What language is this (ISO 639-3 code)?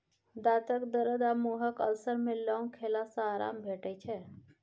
mai